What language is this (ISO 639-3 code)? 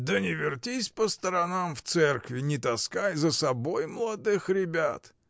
rus